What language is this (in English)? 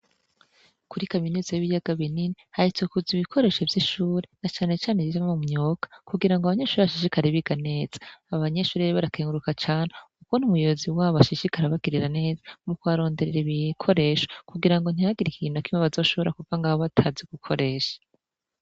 Rundi